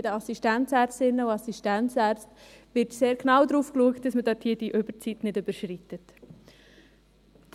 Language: Swiss German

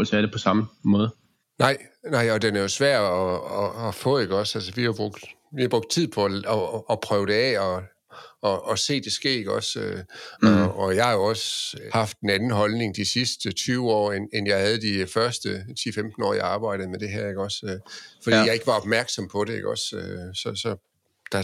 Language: Danish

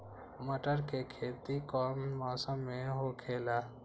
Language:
Magahi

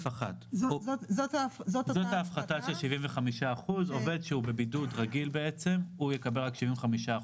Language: Hebrew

